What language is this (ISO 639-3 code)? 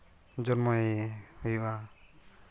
sat